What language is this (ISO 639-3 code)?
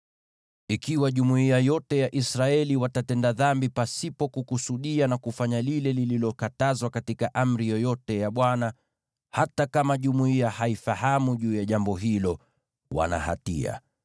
swa